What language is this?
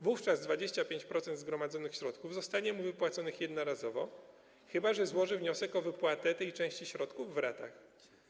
Polish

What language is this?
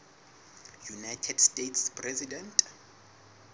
Southern Sotho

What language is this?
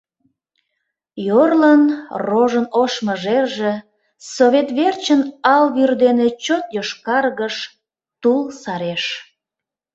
Mari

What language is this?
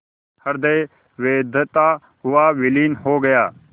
Hindi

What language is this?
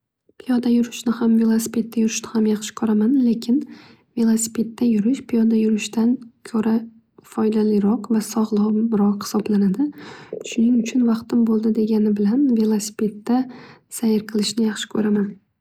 Uzbek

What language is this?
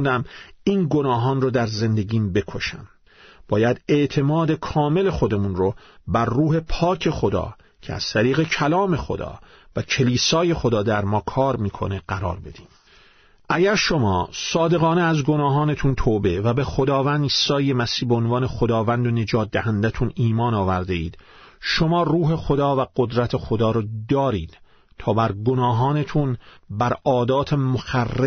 Persian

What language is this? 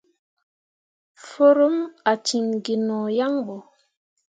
Mundang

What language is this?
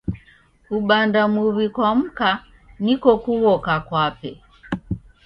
Taita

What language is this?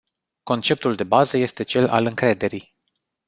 Romanian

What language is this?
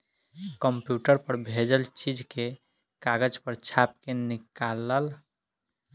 Bhojpuri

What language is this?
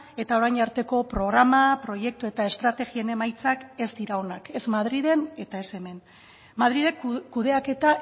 Basque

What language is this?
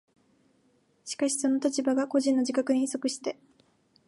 Japanese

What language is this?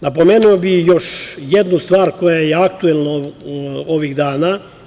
Serbian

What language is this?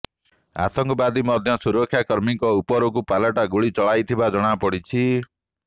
Odia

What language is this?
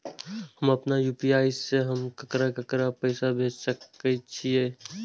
Maithili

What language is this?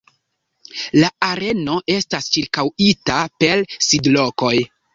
Esperanto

